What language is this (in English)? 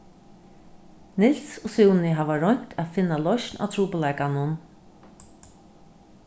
Faroese